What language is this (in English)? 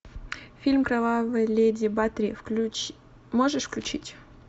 Russian